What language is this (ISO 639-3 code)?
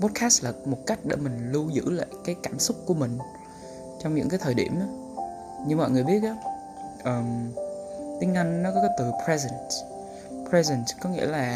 vie